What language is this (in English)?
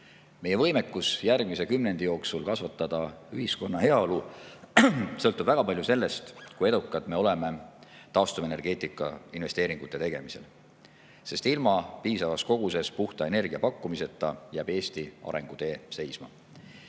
Estonian